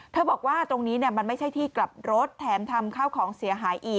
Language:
Thai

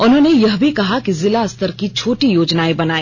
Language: Hindi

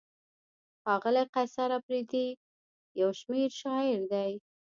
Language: Pashto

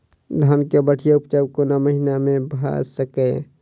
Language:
Maithili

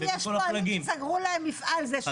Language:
Hebrew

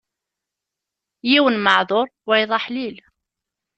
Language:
Kabyle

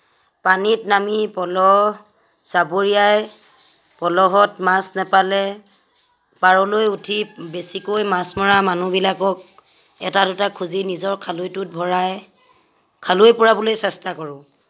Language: Assamese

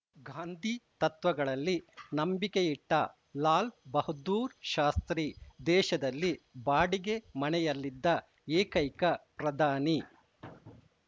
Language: Kannada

